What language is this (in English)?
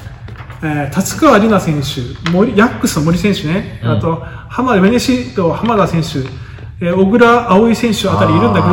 Japanese